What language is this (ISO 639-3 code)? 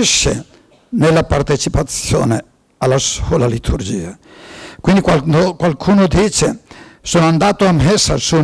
ita